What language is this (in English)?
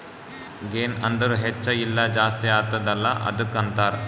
Kannada